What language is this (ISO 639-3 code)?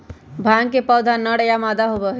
mag